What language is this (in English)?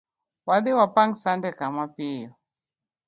Luo (Kenya and Tanzania)